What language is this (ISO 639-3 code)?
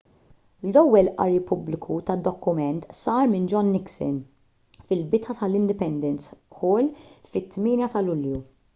mlt